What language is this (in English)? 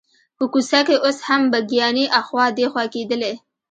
Pashto